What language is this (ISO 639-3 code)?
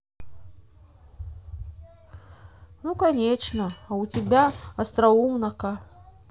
rus